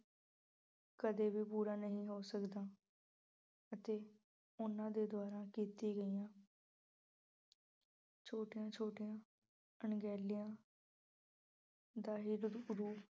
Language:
Punjabi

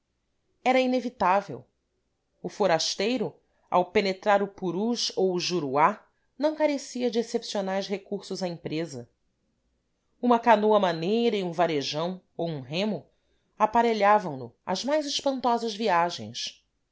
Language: Portuguese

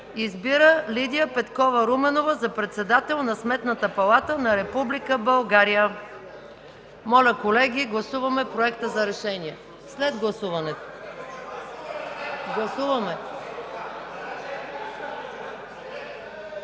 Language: Bulgarian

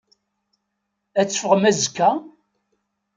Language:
Kabyle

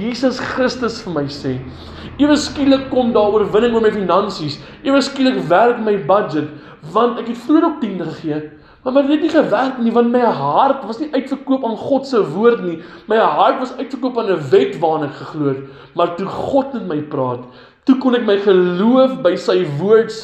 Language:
Dutch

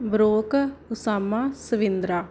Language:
Punjabi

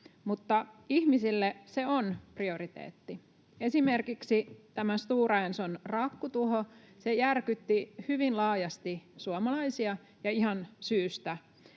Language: Finnish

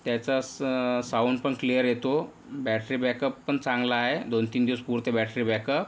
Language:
Marathi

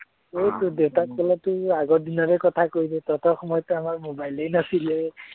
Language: Assamese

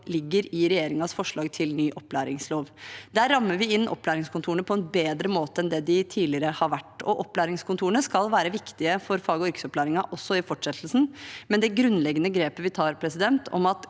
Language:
Norwegian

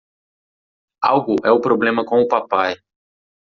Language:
Portuguese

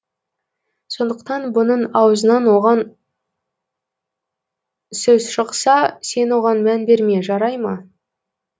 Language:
Kazakh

